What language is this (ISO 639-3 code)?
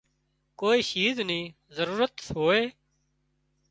kxp